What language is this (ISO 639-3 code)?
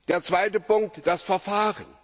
deu